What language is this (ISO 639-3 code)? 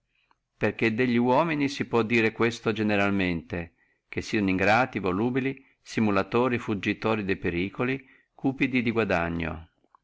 ita